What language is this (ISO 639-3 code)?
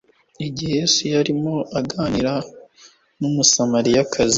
kin